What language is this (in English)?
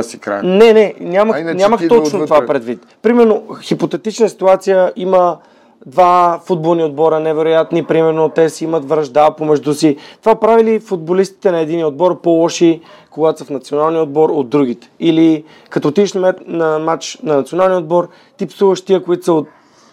Bulgarian